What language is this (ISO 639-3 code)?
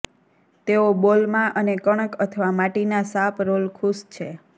guj